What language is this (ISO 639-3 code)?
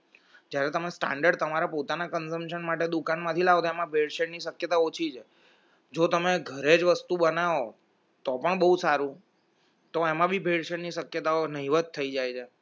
guj